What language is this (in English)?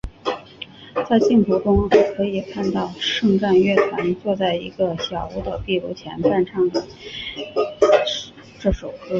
Chinese